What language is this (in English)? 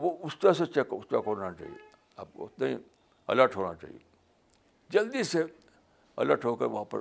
Urdu